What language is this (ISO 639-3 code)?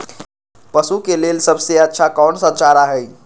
mag